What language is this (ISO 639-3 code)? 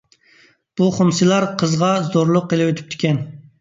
uig